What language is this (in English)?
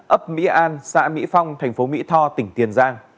Vietnamese